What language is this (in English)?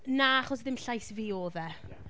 Welsh